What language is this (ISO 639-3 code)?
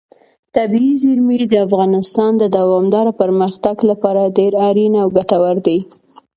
pus